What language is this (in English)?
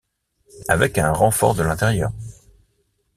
French